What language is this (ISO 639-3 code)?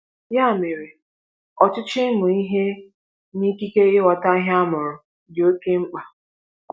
ibo